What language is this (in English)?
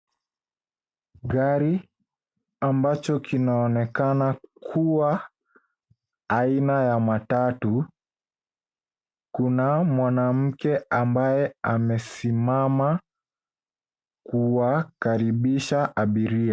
Swahili